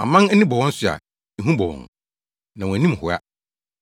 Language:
Akan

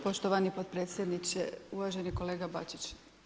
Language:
Croatian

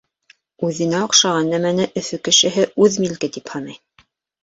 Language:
Bashkir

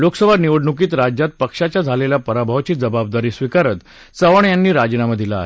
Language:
Marathi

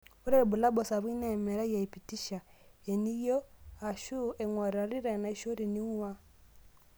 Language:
Masai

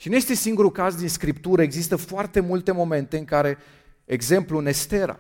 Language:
Romanian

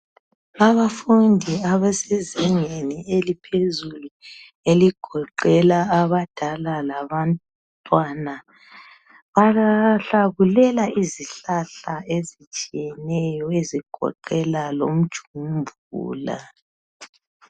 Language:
North Ndebele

